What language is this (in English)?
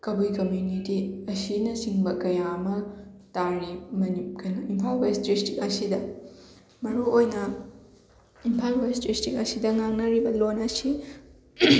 Manipuri